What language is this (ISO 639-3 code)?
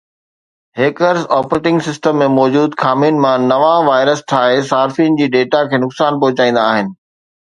snd